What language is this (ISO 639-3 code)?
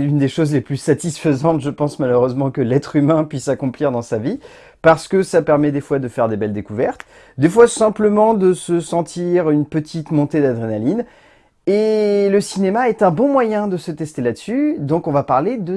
fra